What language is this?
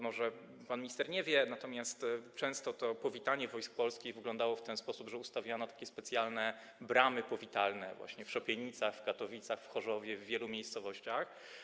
Polish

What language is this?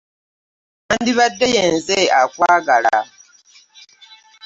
Ganda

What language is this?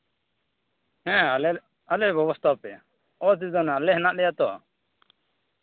Santali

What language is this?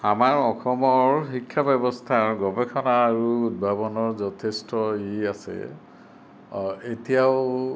Assamese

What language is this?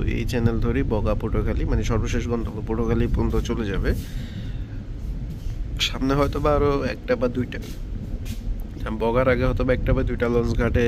Turkish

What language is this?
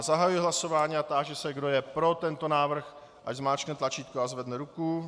Czech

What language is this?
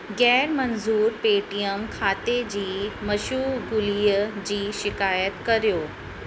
Sindhi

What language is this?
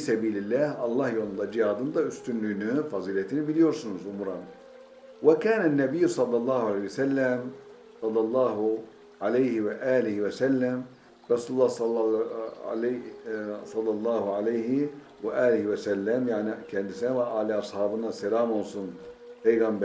Turkish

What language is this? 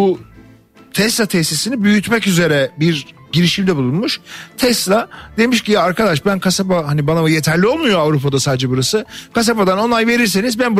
Turkish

